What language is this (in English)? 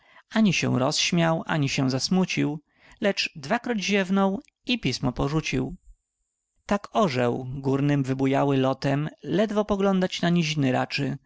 Polish